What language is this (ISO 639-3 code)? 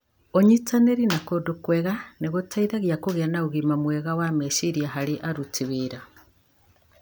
kik